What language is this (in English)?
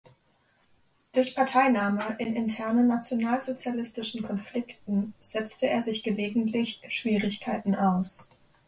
German